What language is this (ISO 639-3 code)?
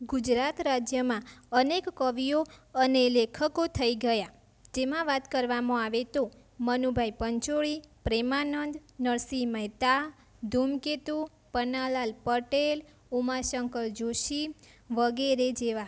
guj